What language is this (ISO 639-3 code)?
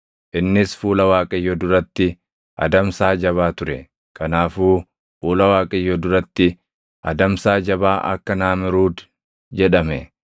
orm